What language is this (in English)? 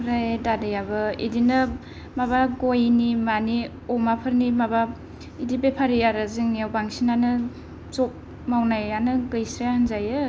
Bodo